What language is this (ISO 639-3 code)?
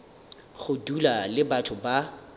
nso